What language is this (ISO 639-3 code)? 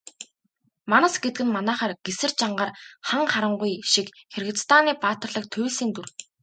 mon